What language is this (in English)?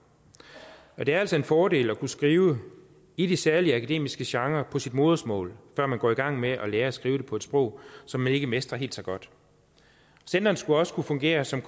Danish